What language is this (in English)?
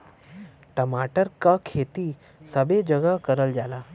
Bhojpuri